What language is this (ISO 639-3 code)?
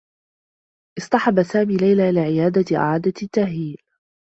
ara